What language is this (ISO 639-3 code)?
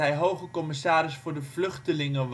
nld